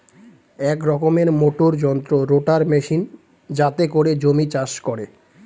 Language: Bangla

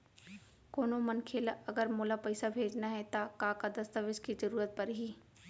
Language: Chhattisgarhi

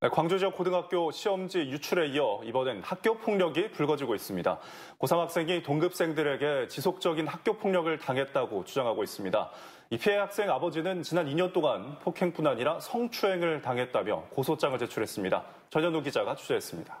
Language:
Korean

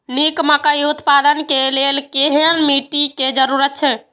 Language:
Maithili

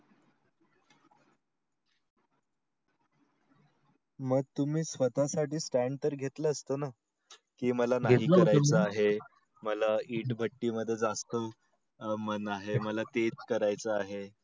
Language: Marathi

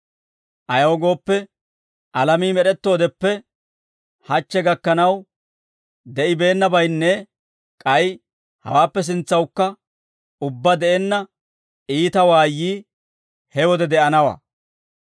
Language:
Dawro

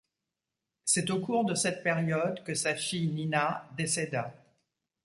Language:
French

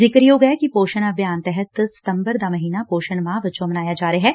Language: Punjabi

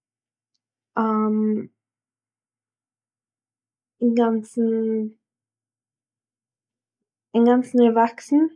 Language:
Yiddish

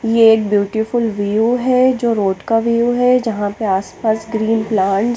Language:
Hindi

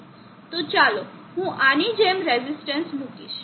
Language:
Gujarati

